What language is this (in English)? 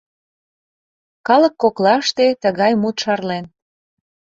Mari